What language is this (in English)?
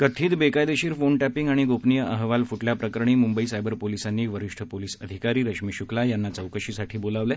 Marathi